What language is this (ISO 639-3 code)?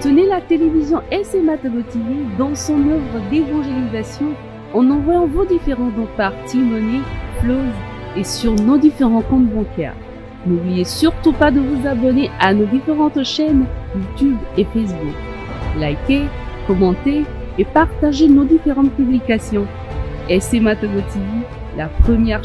fra